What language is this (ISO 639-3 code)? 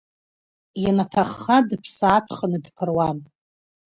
abk